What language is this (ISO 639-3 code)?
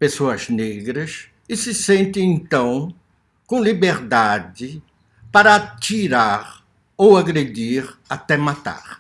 por